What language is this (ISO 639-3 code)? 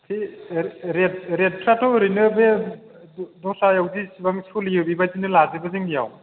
brx